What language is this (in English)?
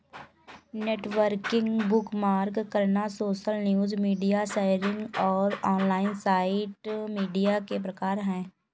Hindi